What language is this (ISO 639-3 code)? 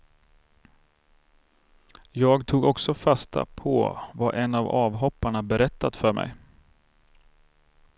swe